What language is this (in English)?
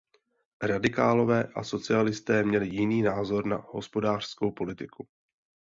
Czech